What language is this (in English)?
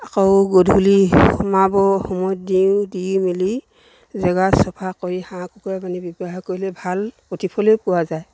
Assamese